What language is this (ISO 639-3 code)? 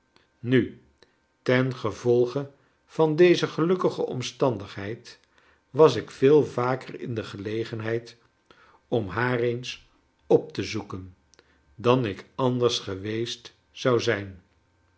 nld